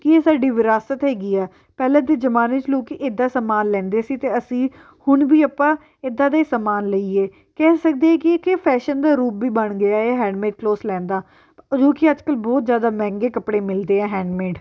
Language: Punjabi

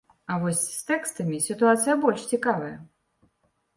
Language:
Belarusian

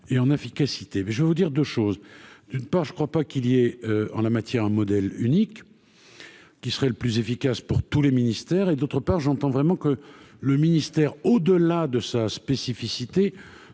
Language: French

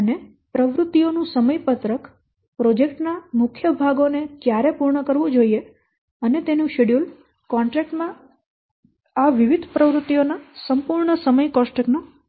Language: Gujarati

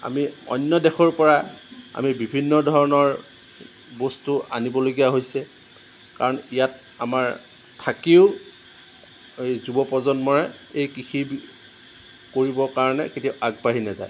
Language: Assamese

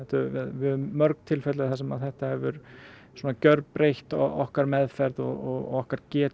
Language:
Icelandic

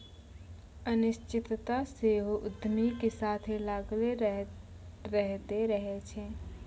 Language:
Maithili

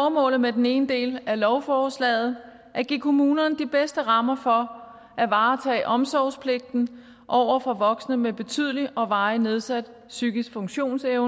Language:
Danish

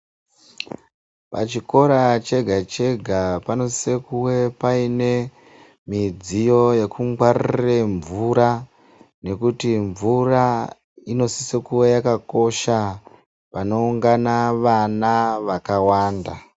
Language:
Ndau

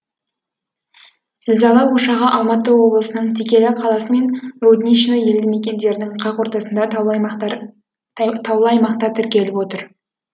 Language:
Kazakh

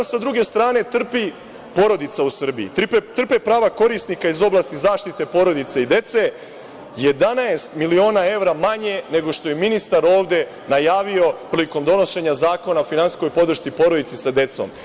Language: Serbian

